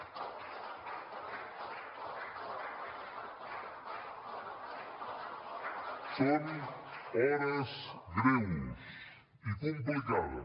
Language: Catalan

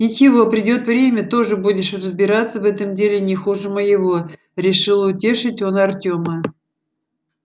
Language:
Russian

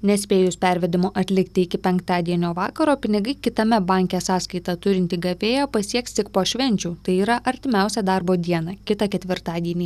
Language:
Lithuanian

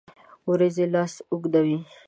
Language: Pashto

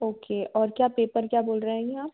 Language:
Hindi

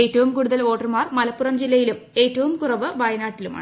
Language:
Malayalam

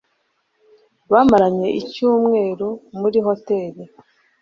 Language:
Kinyarwanda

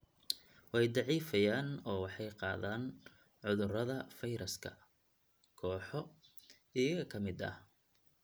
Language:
Somali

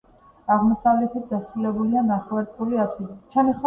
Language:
Georgian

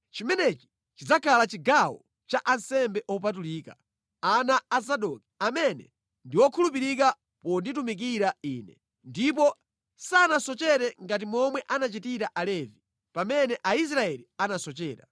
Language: Nyanja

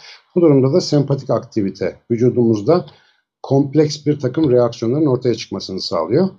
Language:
Turkish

